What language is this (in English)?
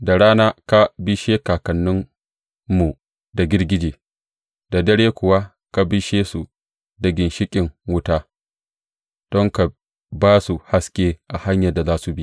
Hausa